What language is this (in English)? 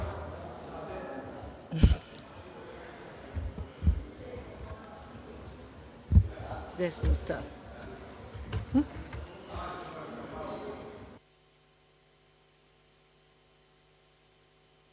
Serbian